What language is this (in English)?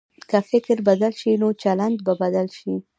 Pashto